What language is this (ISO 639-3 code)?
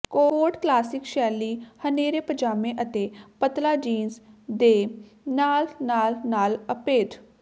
pan